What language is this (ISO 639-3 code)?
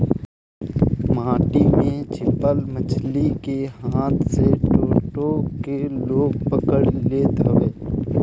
bho